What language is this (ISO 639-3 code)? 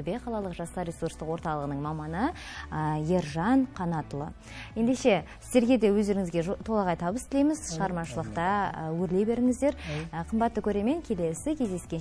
rus